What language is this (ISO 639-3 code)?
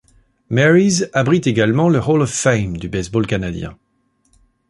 fra